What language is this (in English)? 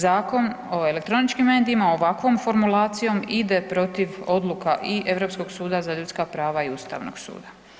Croatian